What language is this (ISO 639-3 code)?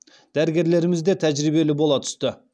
kaz